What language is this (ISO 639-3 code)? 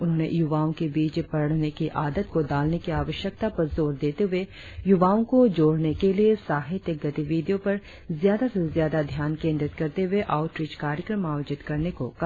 hin